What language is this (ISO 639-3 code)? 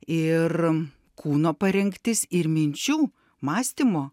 lit